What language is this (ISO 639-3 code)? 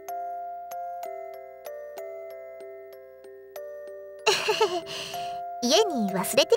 jpn